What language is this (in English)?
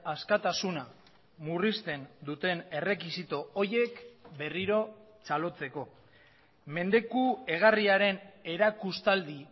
Basque